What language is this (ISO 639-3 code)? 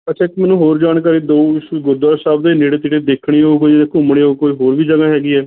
pan